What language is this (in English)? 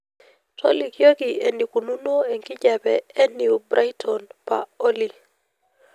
Masai